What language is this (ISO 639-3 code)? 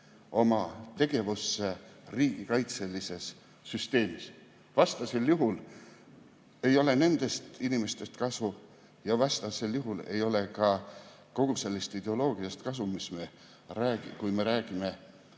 est